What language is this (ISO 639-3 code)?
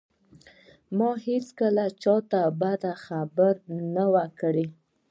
pus